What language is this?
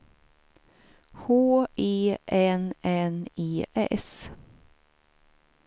Swedish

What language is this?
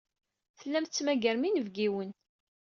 Kabyle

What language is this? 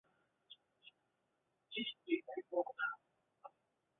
Chinese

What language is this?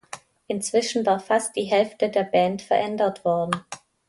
German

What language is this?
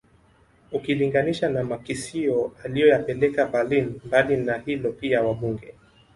Swahili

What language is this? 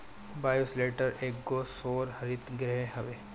Bhojpuri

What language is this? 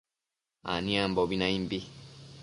Matsés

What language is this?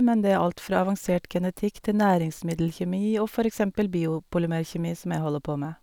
Norwegian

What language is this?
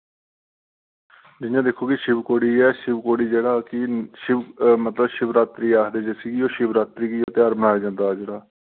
Dogri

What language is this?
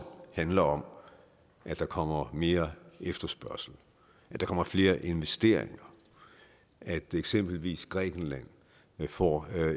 Danish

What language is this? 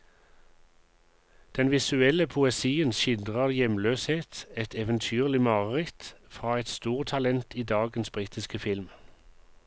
Norwegian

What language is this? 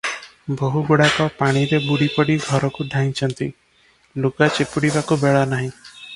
Odia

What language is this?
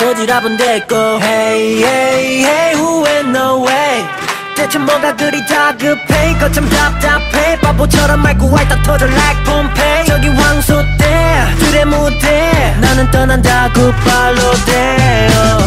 Korean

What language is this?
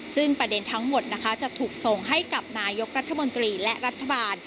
Thai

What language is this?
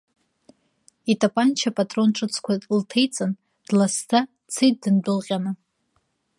Abkhazian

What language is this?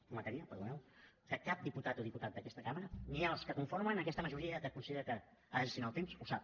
Catalan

